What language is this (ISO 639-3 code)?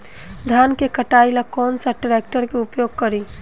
bho